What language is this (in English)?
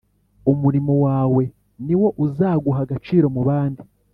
Kinyarwanda